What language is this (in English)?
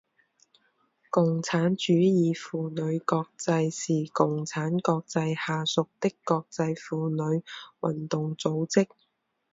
Chinese